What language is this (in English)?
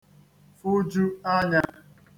Igbo